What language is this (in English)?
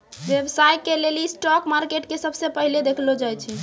Maithili